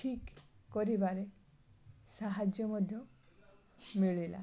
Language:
Odia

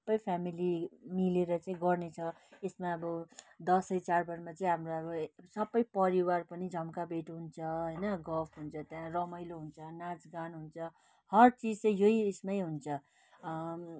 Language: Nepali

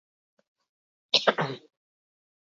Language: Basque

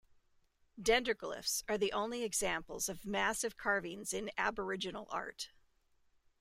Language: English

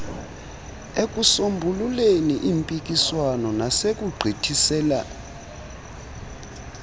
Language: Xhosa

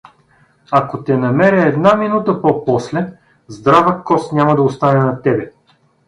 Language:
Bulgarian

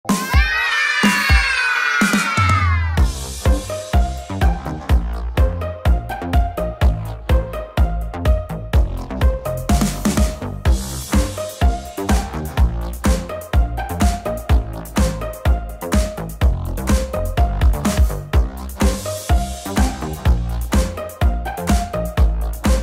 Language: English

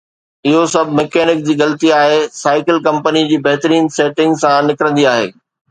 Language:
Sindhi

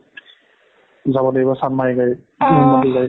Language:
Assamese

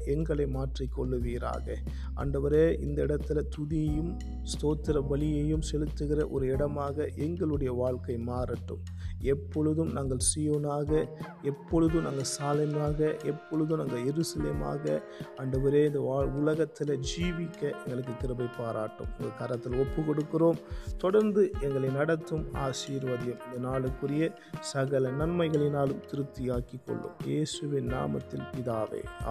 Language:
Tamil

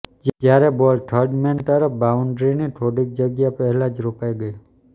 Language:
Gujarati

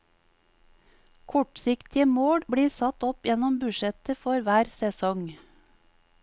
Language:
Norwegian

